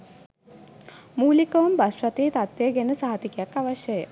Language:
Sinhala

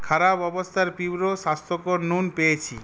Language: Bangla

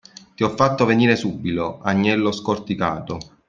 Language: Italian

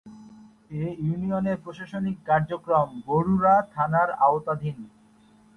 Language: Bangla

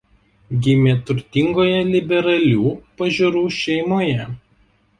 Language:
Lithuanian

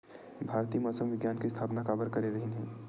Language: Chhattisgarhi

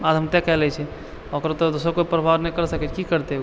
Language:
Maithili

